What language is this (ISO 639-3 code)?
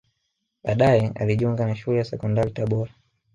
swa